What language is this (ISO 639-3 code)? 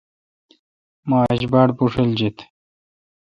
xka